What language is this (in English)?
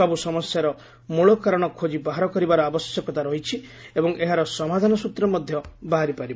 Odia